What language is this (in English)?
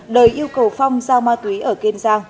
Vietnamese